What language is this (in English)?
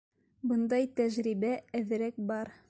Bashkir